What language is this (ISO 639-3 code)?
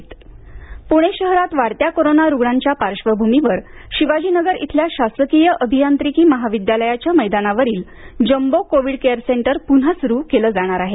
mar